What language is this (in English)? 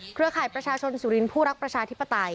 Thai